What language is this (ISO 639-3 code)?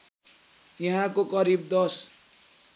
nep